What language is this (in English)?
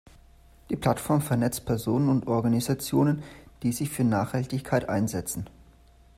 German